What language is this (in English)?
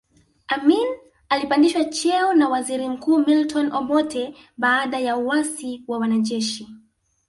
Swahili